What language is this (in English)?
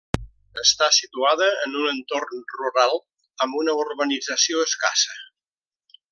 Catalan